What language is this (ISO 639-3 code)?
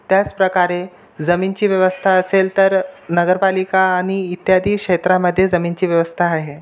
mar